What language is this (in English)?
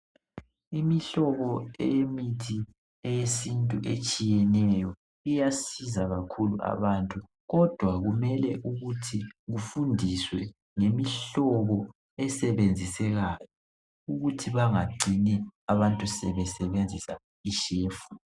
North Ndebele